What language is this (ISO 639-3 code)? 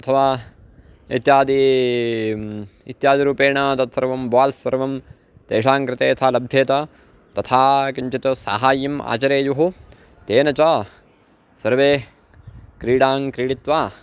san